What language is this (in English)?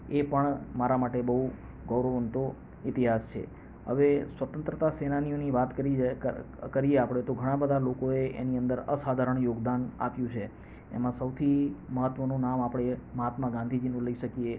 Gujarati